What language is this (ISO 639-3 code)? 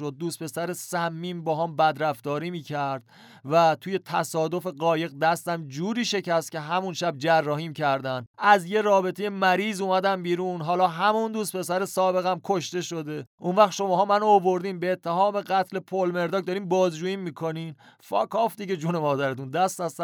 fas